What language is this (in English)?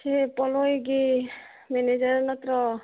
Manipuri